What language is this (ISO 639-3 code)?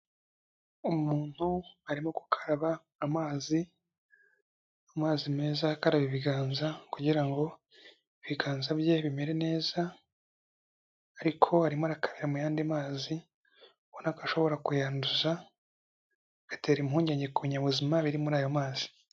kin